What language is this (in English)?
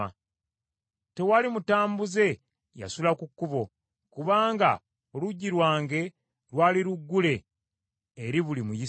Ganda